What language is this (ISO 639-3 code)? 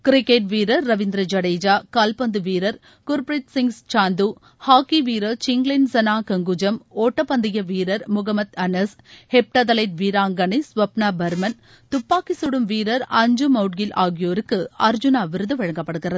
tam